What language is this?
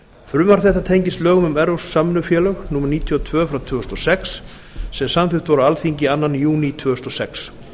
Icelandic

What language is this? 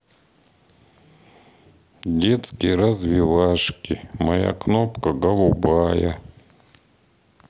Russian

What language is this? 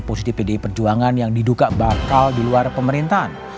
Indonesian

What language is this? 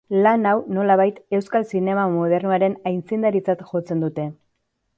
Basque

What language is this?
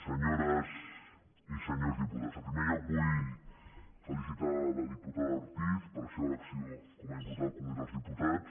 Catalan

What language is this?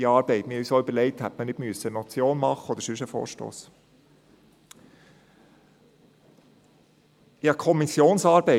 Swiss German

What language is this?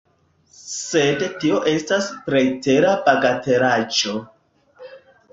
Esperanto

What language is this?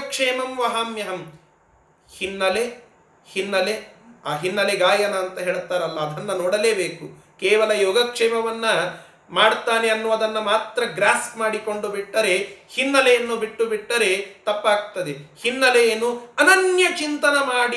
Kannada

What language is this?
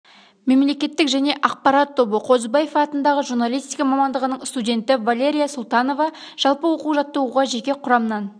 Kazakh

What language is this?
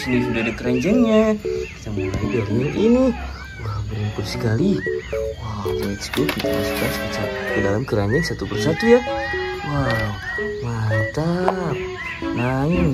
Indonesian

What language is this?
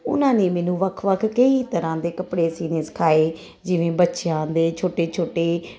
Punjabi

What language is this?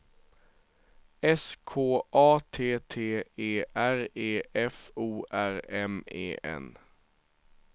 Swedish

